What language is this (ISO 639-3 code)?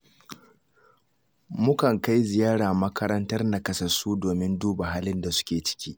hau